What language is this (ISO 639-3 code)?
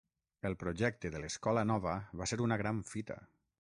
cat